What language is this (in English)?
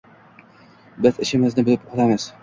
Uzbek